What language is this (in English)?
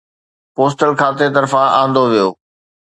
Sindhi